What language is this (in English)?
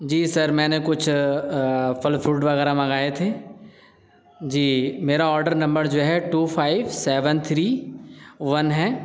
Urdu